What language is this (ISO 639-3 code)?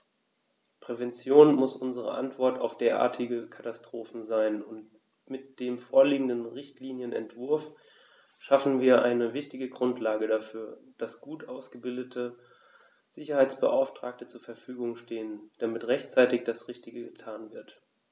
deu